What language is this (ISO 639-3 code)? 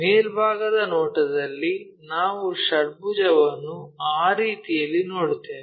kan